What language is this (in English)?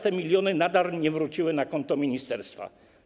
Polish